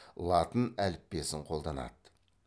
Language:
Kazakh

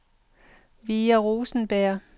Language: Danish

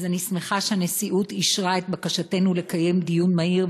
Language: Hebrew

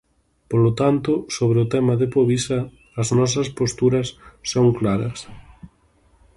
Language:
Galician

